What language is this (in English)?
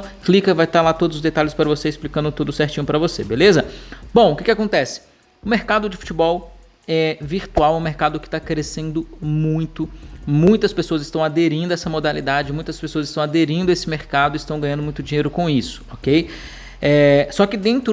Portuguese